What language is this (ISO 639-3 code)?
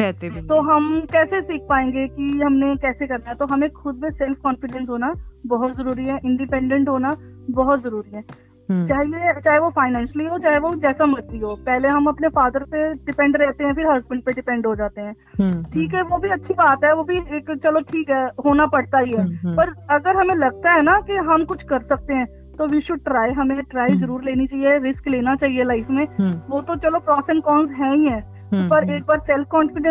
hin